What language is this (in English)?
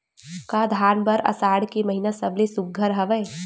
Chhattisgarhi